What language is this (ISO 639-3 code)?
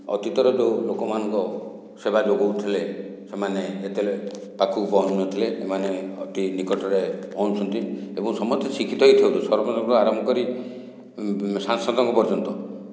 ori